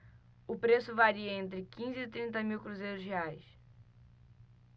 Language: Portuguese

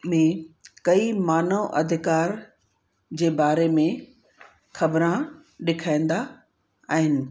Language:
Sindhi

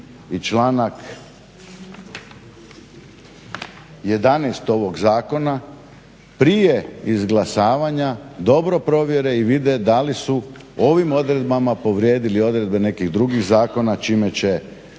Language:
Croatian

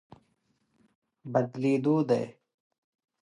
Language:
Pashto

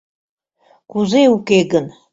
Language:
Mari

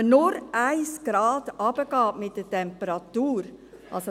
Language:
Swiss German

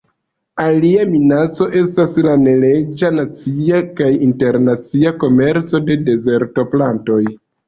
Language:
Esperanto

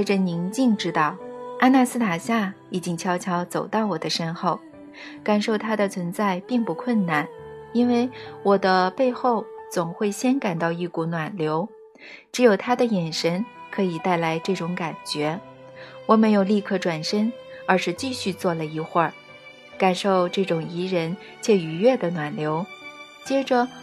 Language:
Chinese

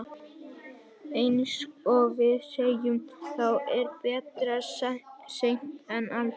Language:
Icelandic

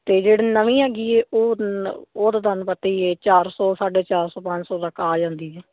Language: Punjabi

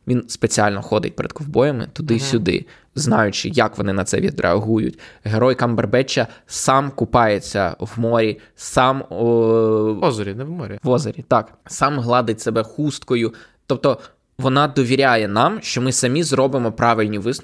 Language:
Ukrainian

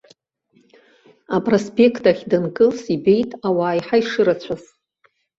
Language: Abkhazian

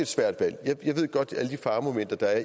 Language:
Danish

